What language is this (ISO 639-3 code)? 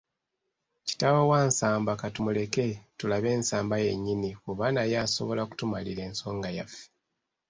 lug